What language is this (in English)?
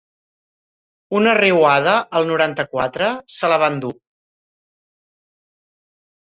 Catalan